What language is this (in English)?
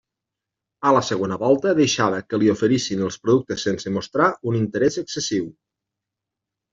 Catalan